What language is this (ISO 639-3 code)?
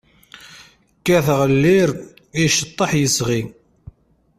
kab